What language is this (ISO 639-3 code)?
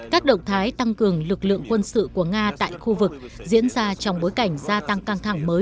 vie